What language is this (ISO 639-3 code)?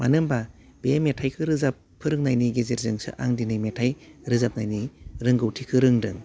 brx